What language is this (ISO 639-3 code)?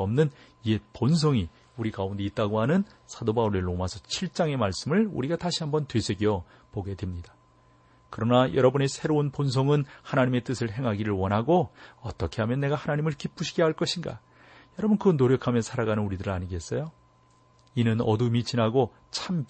kor